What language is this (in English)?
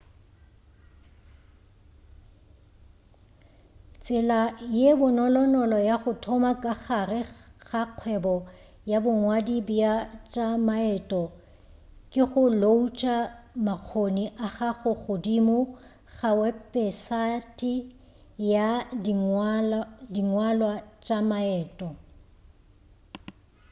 Northern Sotho